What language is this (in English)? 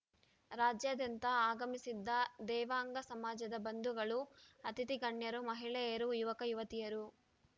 Kannada